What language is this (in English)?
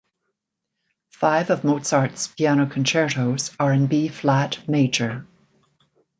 English